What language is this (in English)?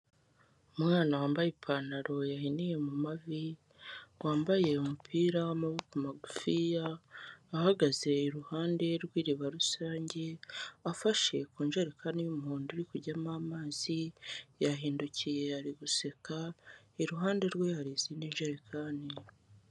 Kinyarwanda